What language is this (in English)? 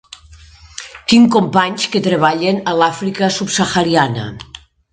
Catalan